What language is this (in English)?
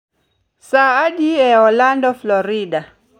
Luo (Kenya and Tanzania)